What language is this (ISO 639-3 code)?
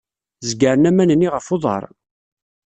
kab